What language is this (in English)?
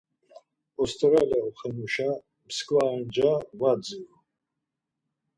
Laz